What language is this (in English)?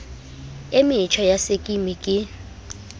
Southern Sotho